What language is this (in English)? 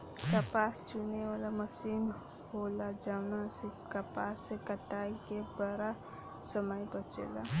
Bhojpuri